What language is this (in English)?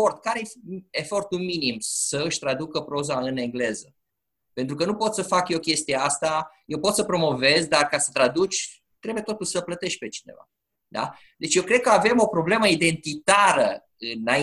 Romanian